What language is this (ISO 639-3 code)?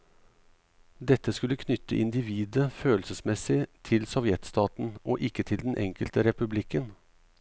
nor